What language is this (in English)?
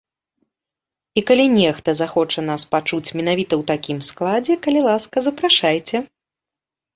Belarusian